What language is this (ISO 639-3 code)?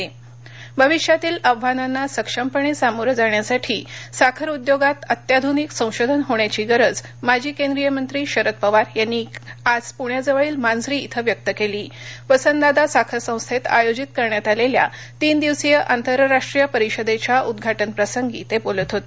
mar